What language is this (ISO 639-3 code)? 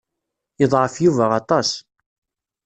kab